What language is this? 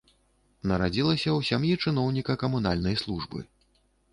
Belarusian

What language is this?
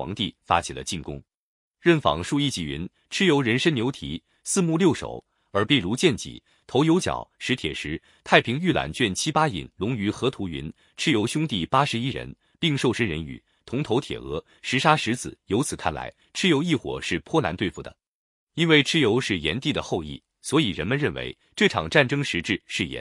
Chinese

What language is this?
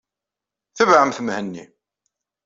Kabyle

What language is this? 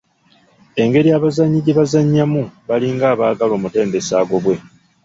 Ganda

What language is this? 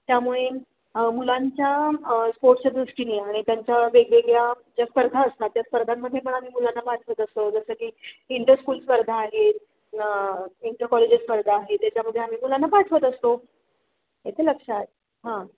Marathi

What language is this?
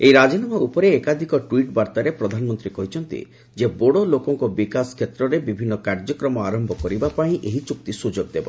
Odia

